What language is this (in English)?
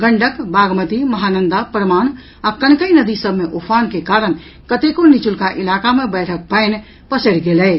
Maithili